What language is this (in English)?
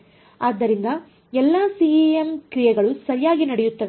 Kannada